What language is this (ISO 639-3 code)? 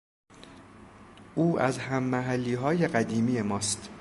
fas